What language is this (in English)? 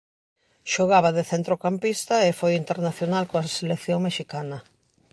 Galician